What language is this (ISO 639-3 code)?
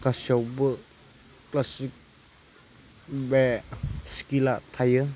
brx